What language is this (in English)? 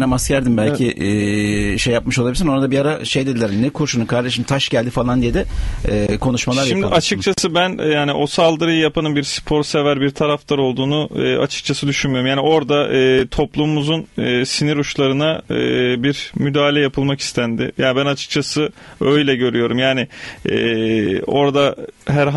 Turkish